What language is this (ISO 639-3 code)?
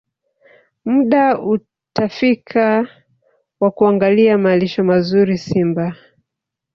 swa